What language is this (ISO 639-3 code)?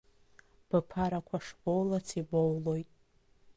abk